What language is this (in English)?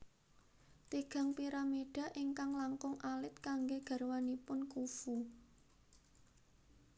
Javanese